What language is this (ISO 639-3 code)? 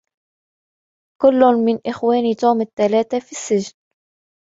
ara